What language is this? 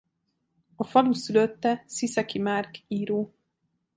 Hungarian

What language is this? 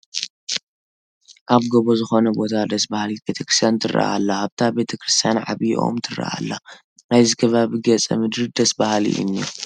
Tigrinya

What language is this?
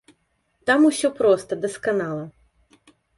Belarusian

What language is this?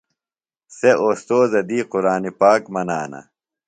Phalura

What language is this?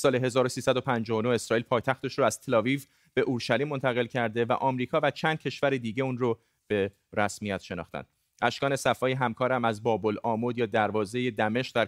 Persian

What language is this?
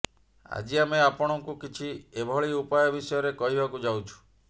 Odia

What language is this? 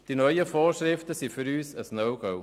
Swiss German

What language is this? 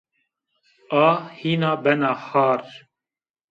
Zaza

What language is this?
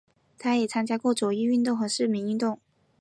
Chinese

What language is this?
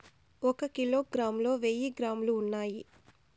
Telugu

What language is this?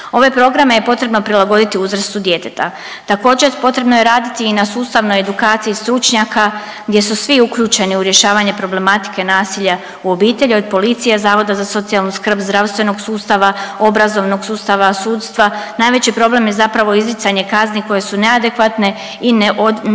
Croatian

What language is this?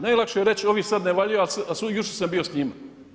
Croatian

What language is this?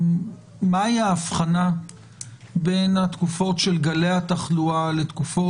Hebrew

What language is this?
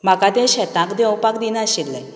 Konkani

